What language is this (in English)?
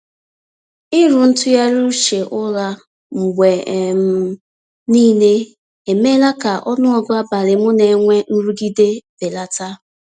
Igbo